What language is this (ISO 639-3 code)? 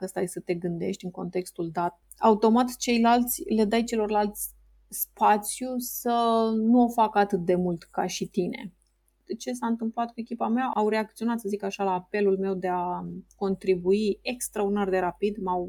ron